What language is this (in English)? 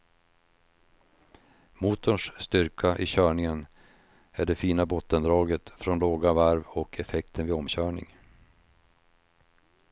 Swedish